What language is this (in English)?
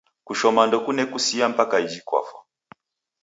Taita